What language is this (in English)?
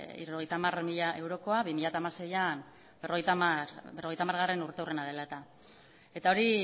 Basque